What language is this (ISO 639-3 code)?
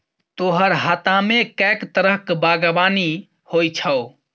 mai